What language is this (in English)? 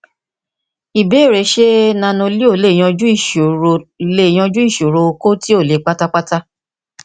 Yoruba